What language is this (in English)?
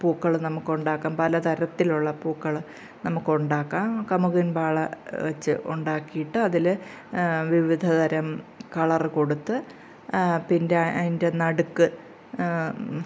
Malayalam